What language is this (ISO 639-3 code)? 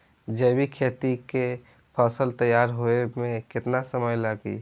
bho